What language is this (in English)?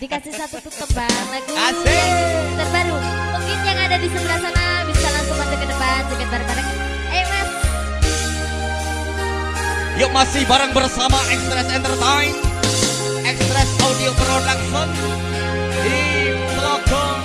Indonesian